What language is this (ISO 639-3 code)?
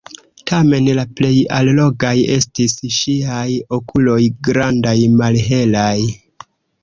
epo